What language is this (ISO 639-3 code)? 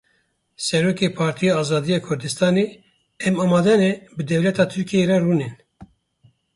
kur